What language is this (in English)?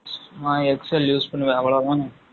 Tamil